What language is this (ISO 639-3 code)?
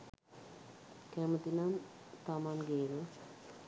sin